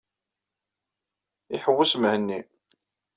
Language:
Kabyle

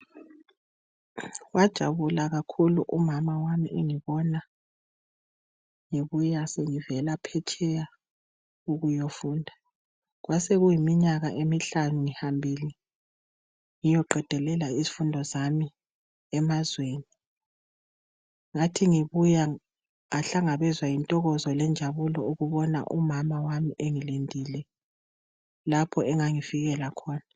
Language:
North Ndebele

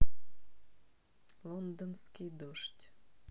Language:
Russian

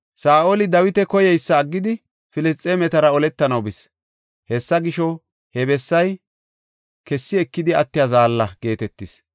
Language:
Gofa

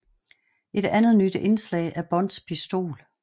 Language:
Danish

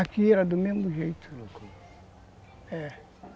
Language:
Portuguese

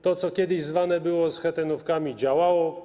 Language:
Polish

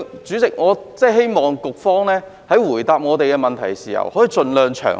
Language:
Cantonese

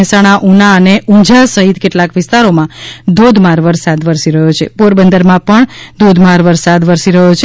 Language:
Gujarati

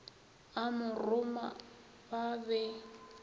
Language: Northern Sotho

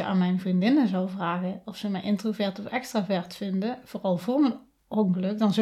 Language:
Dutch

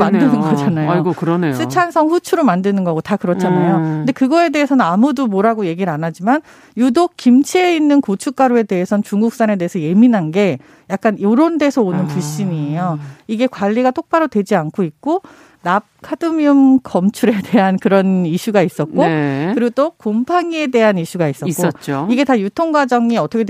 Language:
Korean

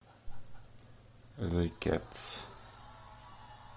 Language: Russian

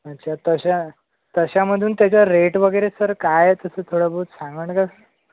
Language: Marathi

